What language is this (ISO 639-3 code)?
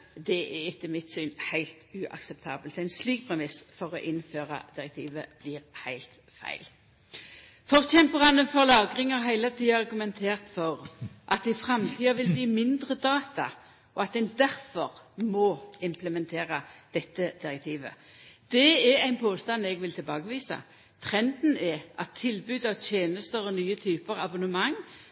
nno